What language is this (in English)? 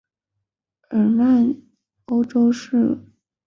Chinese